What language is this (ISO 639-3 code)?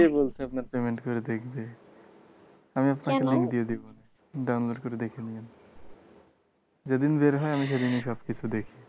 ben